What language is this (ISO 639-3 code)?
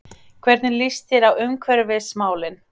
isl